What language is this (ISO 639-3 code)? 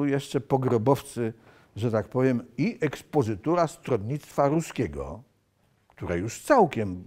pol